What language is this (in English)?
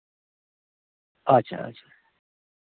Santali